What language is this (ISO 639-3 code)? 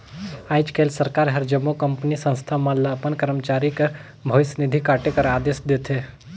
hne